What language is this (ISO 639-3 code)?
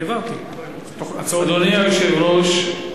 heb